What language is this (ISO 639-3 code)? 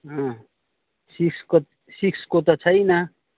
nep